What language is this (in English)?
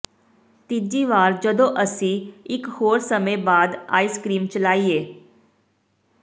Punjabi